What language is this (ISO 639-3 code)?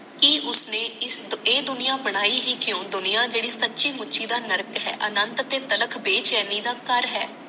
pan